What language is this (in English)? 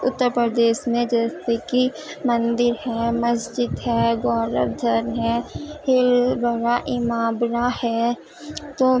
Urdu